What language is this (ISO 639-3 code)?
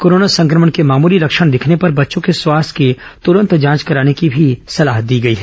hin